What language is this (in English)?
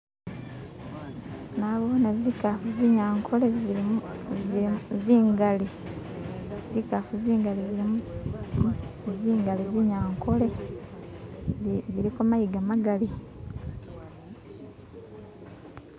Masaaba